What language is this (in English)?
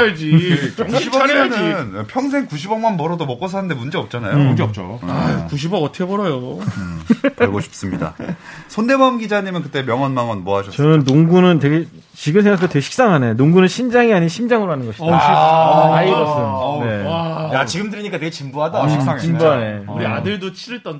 Korean